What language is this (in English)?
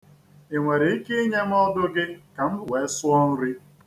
Igbo